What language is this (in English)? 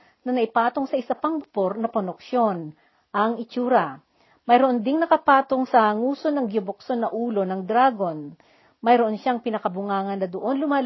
Filipino